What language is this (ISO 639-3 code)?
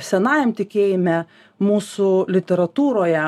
lit